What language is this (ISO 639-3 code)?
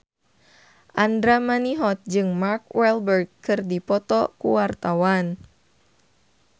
sun